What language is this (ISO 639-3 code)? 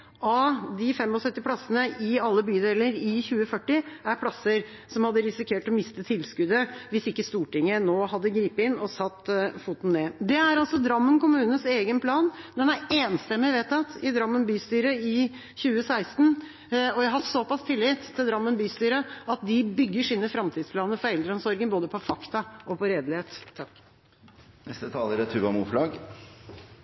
nob